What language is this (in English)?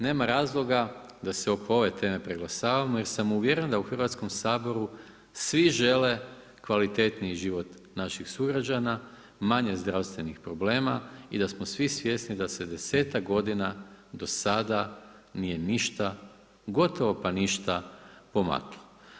Croatian